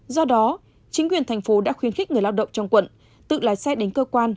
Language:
Vietnamese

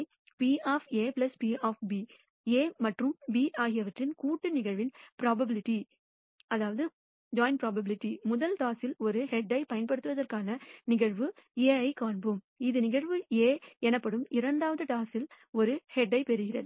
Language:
Tamil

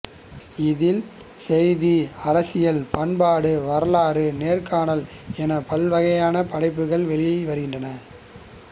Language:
Tamil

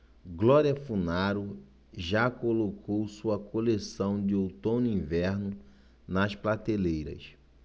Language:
Portuguese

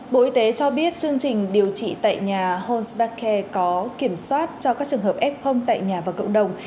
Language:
Vietnamese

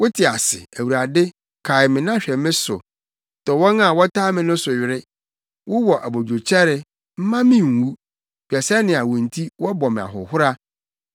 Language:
Akan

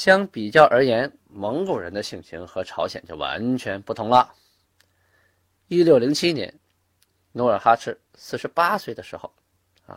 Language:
Chinese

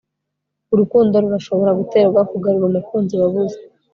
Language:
Kinyarwanda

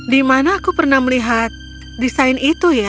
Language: Indonesian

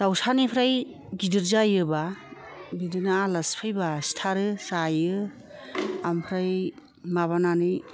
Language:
Bodo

